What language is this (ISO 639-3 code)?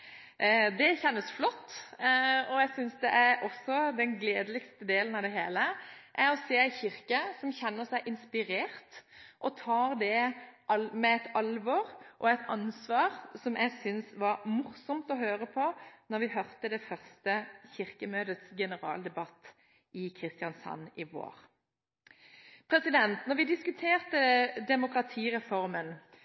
nob